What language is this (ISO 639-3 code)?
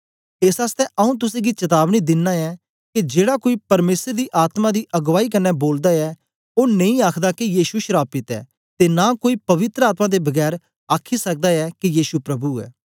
doi